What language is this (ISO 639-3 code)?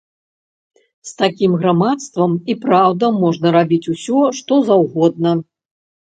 bel